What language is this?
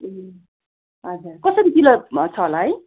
Nepali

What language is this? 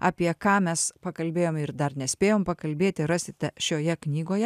Lithuanian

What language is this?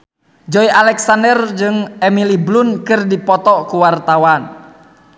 Sundanese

